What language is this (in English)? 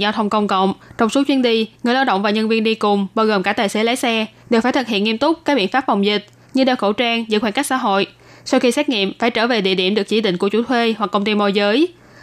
Vietnamese